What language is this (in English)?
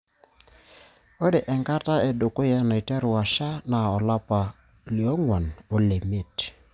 Masai